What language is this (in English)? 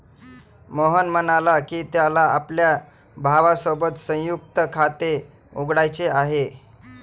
Marathi